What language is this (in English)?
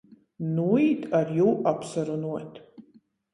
Latgalian